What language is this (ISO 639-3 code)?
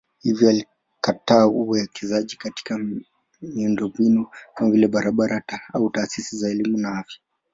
swa